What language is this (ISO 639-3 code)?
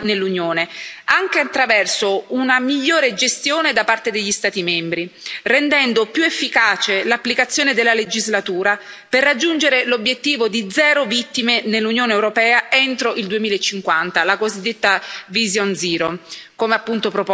ita